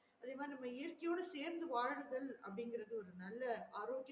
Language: Tamil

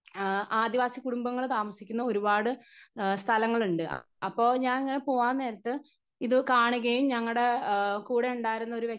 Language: Malayalam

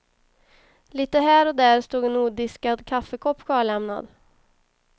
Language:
Swedish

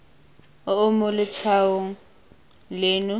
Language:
Tswana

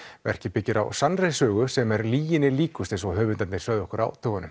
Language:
Icelandic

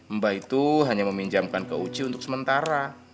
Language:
Indonesian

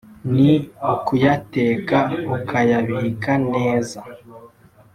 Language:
Kinyarwanda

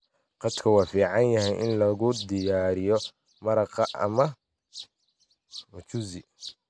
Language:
Somali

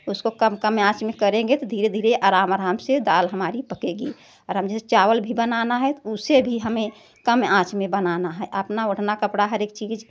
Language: Hindi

